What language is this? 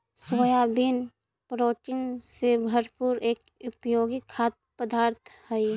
Magahi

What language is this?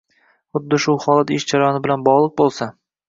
Uzbek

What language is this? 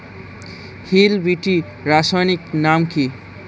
Bangla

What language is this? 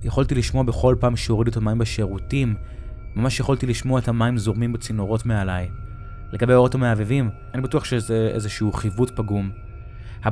Hebrew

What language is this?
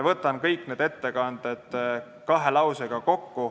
Estonian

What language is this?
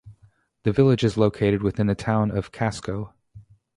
English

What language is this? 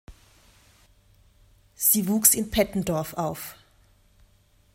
German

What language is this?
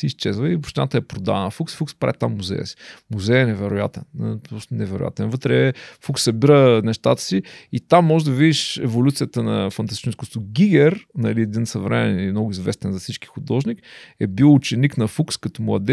Bulgarian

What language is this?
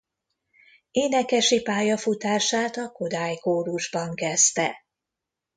Hungarian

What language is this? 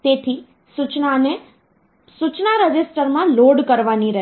Gujarati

